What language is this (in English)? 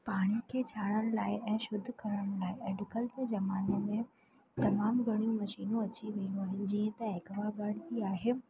Sindhi